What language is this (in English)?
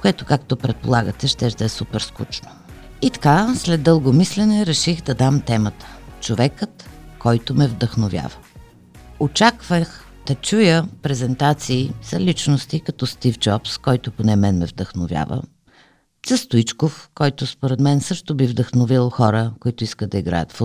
Bulgarian